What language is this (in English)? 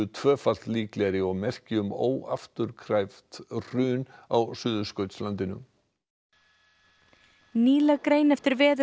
Icelandic